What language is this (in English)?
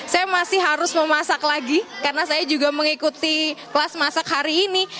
Indonesian